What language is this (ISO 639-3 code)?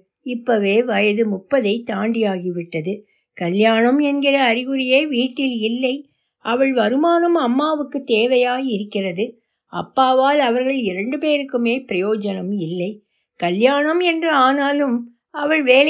tam